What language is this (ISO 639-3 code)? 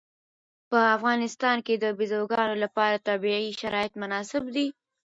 pus